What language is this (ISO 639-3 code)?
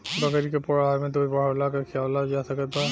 bho